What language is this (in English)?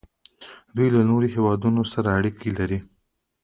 Pashto